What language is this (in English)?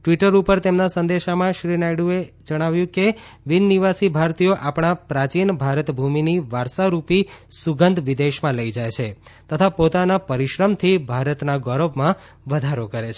Gujarati